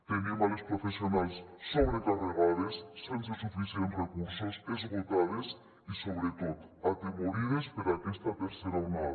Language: Catalan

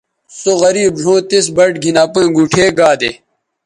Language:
Bateri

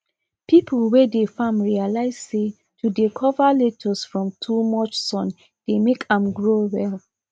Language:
Nigerian Pidgin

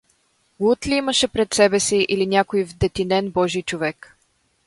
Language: Bulgarian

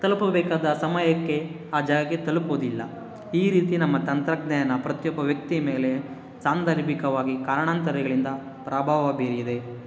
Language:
Kannada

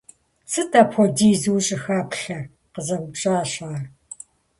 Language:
Kabardian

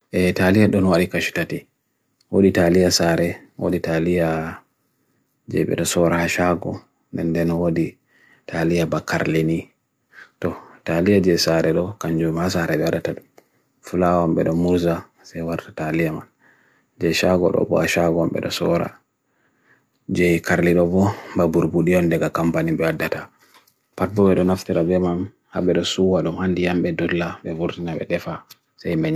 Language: Bagirmi Fulfulde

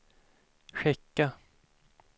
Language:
Swedish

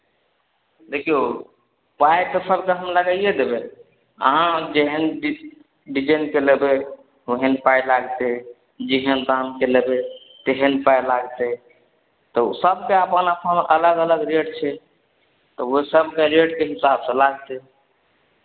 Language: Maithili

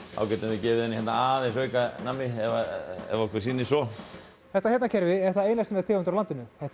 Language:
Icelandic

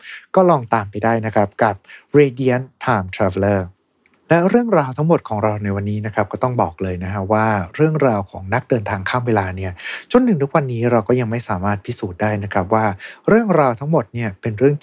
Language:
Thai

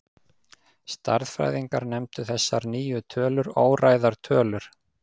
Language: Icelandic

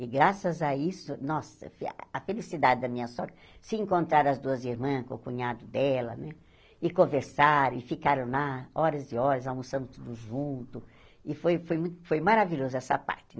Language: Portuguese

